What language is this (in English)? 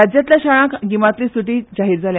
Konkani